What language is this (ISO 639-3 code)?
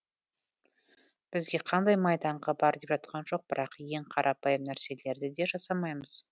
kaz